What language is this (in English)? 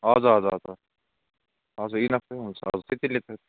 Nepali